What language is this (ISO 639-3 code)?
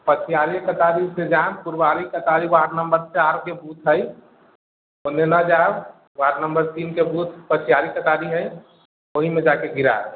mai